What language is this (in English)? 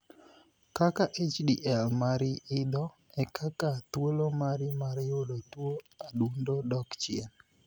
Luo (Kenya and Tanzania)